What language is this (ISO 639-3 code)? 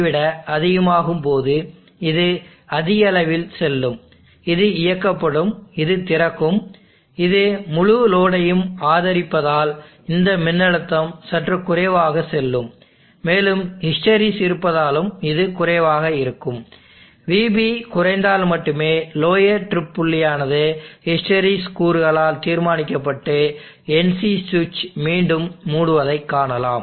tam